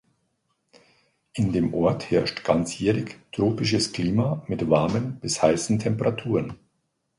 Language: German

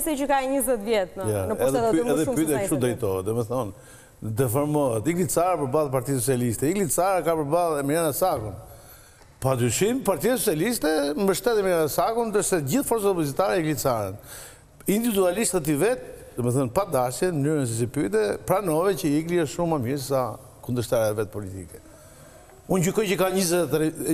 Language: Romanian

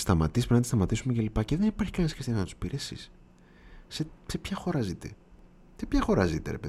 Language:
Greek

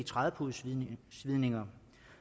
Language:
Danish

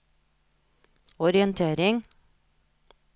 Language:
Norwegian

